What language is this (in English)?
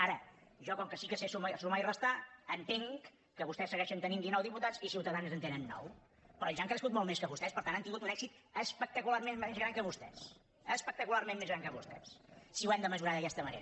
Catalan